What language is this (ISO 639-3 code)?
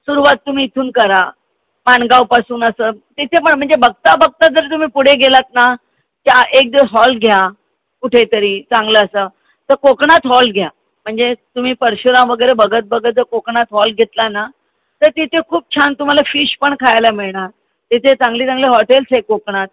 mar